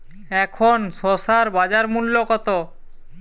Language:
Bangla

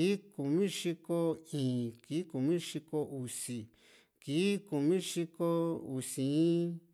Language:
Juxtlahuaca Mixtec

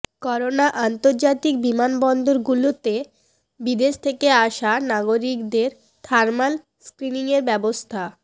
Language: Bangla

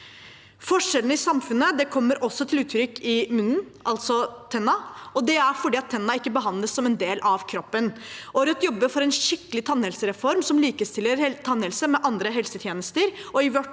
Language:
Norwegian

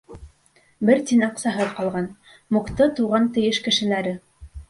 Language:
Bashkir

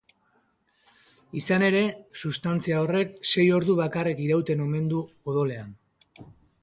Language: Basque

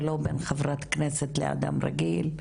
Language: Hebrew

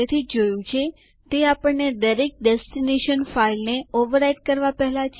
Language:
Gujarati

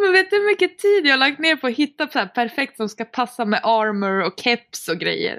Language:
Swedish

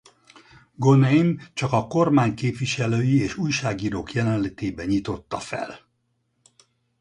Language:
Hungarian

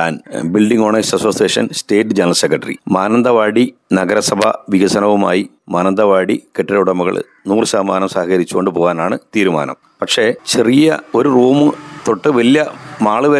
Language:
Malayalam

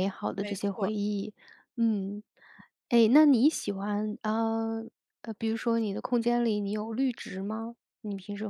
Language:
Chinese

